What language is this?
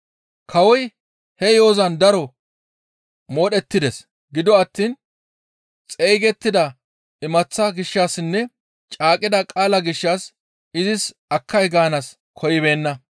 Gamo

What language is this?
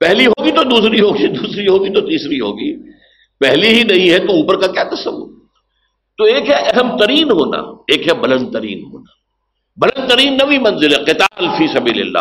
Urdu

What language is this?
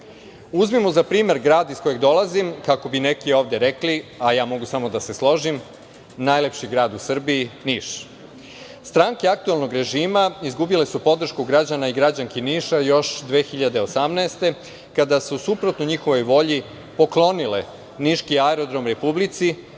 Serbian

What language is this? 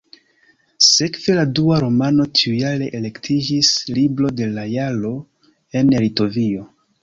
Esperanto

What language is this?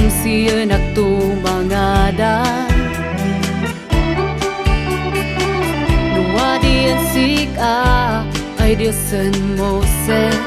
Indonesian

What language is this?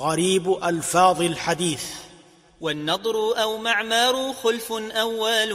Arabic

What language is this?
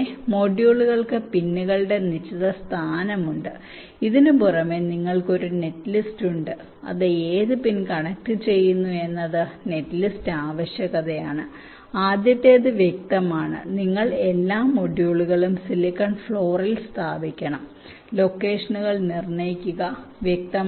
Malayalam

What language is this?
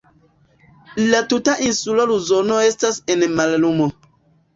Esperanto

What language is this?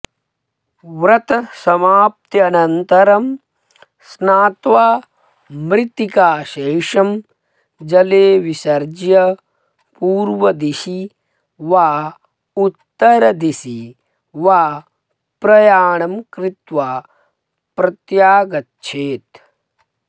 Sanskrit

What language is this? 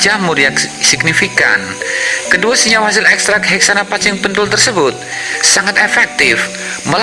Indonesian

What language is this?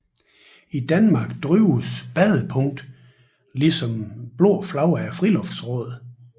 Danish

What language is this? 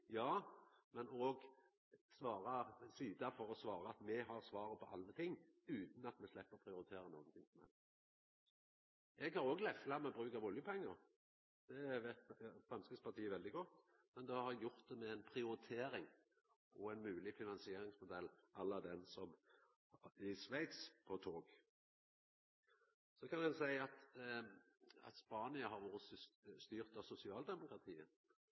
Norwegian Nynorsk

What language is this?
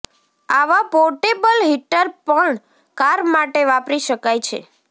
Gujarati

